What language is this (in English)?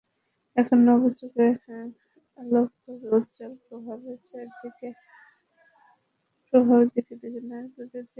Bangla